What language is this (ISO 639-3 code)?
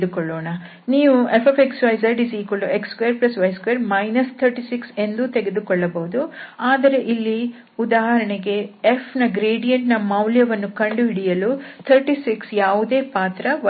kan